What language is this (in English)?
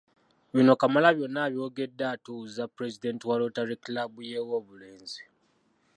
Ganda